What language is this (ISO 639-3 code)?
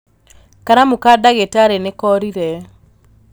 kik